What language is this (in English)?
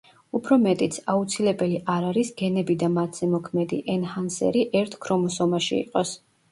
Georgian